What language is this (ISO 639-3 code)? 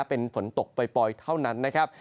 tha